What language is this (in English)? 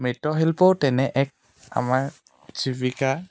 Assamese